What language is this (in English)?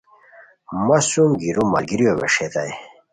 Khowar